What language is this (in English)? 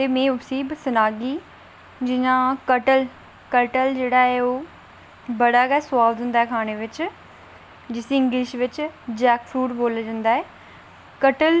Dogri